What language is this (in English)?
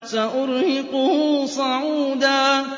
Arabic